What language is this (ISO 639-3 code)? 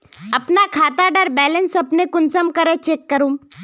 mag